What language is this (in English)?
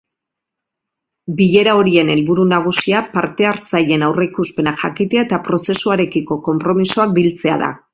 Basque